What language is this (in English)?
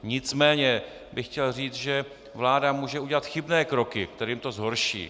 Czech